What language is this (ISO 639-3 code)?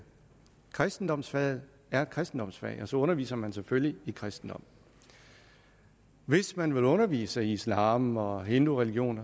dan